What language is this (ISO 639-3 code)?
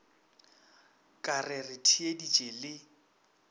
nso